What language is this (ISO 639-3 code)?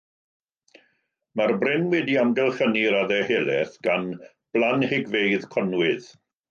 cym